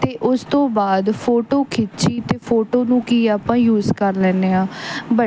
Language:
Punjabi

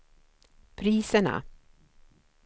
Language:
Swedish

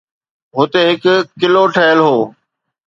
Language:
Sindhi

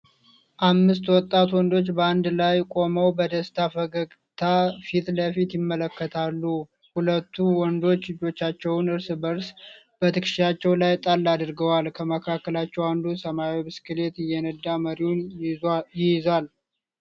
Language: Amharic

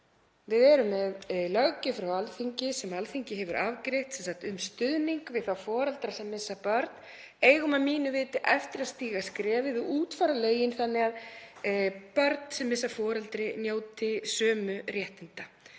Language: Icelandic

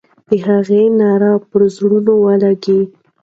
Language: Pashto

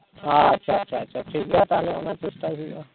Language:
Santali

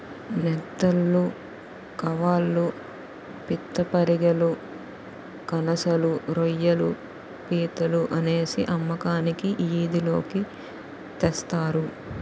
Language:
Telugu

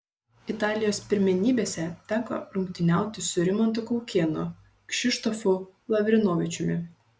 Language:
Lithuanian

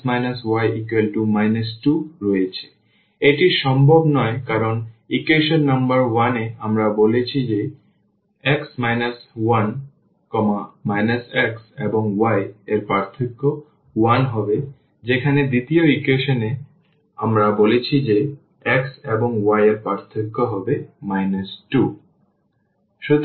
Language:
Bangla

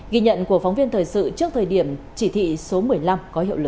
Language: Vietnamese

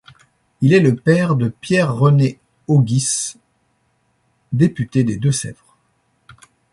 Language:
French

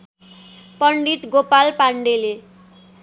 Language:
Nepali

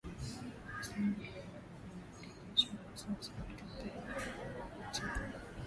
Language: Swahili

